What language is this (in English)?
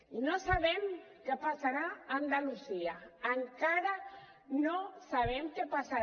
Catalan